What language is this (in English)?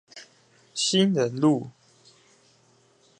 Chinese